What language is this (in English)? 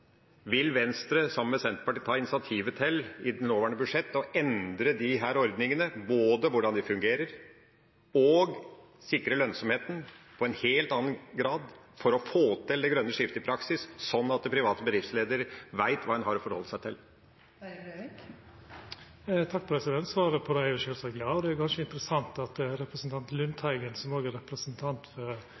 Norwegian